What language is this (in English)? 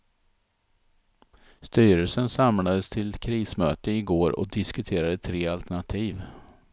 Swedish